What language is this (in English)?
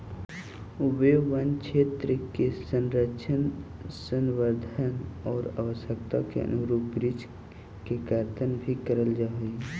Magahi